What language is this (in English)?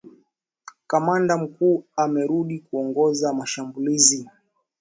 Swahili